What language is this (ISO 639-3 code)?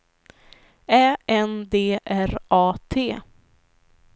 swe